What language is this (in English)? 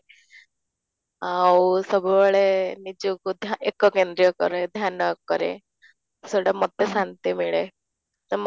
Odia